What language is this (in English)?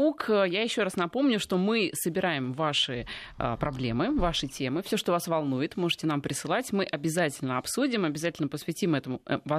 Russian